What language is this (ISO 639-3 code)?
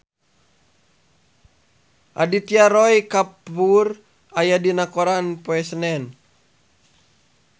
sun